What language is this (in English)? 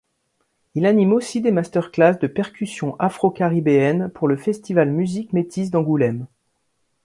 French